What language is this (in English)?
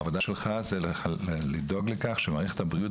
Hebrew